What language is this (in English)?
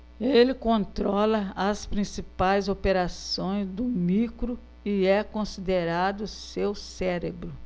Portuguese